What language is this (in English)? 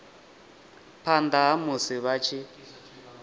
Venda